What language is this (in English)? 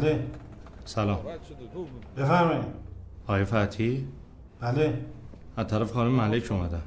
Persian